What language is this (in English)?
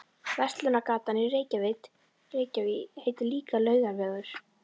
Icelandic